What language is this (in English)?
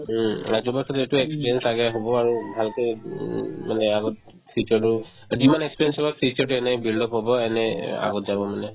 Assamese